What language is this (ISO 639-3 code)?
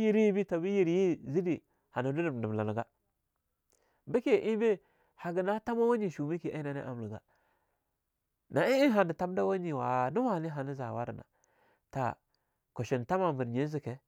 lnu